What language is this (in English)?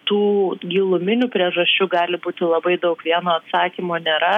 Lithuanian